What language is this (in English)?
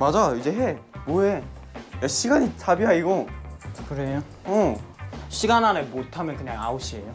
Korean